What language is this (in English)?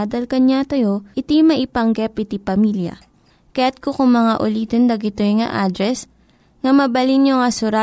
Filipino